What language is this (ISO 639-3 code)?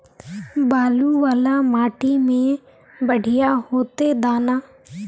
mag